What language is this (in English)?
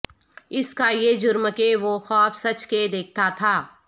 Urdu